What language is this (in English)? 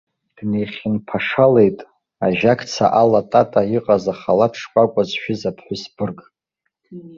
Abkhazian